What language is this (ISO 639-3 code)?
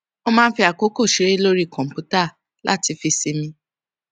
yor